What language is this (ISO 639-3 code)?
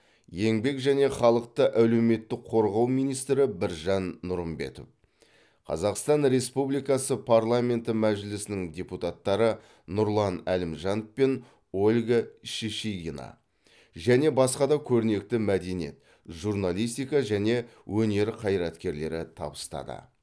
kaz